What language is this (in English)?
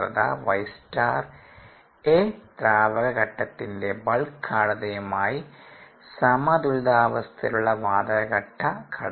Malayalam